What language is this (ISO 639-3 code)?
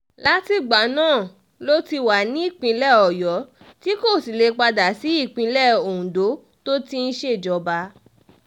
yor